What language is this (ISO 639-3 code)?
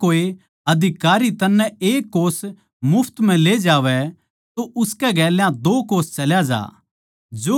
bgc